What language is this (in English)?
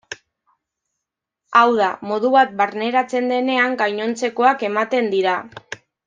Basque